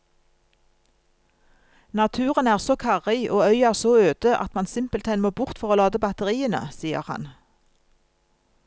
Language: Norwegian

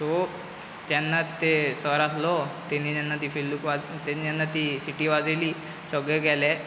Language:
Konkani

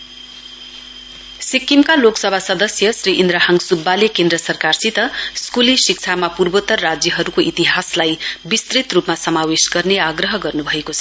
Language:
Nepali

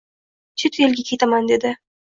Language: Uzbek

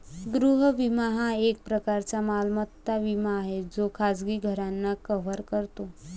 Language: Marathi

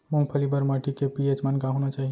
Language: Chhattisgarhi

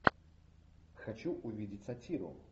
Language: Russian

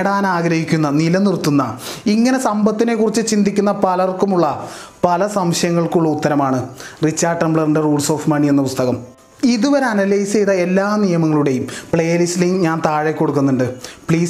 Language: Malayalam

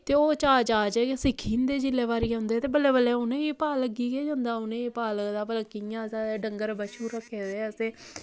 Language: Dogri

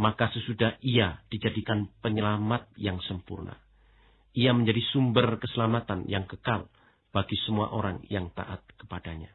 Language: Indonesian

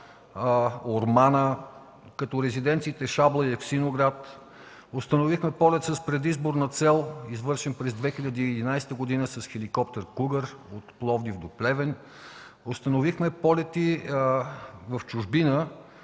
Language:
Bulgarian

